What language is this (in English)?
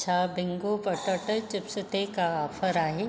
Sindhi